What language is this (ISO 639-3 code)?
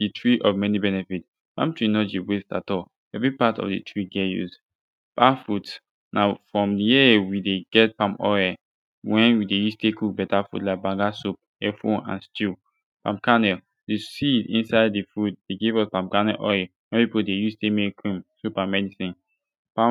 pcm